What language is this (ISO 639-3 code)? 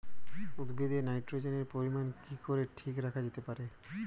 ben